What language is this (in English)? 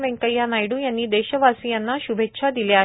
Marathi